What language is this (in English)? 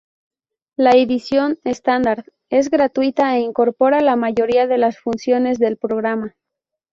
Spanish